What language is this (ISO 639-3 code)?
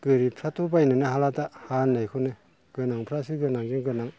brx